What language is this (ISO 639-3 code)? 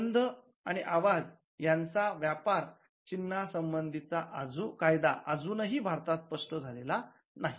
mar